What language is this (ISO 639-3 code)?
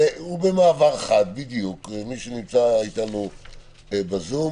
heb